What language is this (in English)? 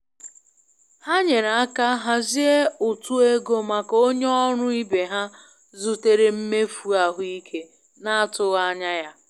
Igbo